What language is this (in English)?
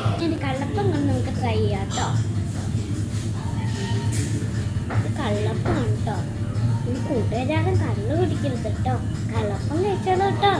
Romanian